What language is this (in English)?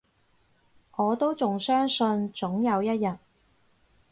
Cantonese